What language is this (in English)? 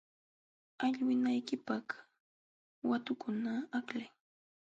Jauja Wanca Quechua